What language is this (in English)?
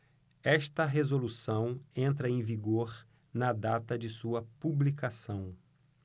Portuguese